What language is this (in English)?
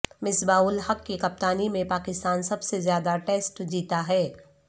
Urdu